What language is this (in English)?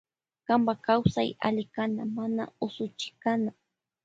Loja Highland Quichua